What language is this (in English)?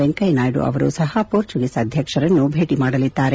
Kannada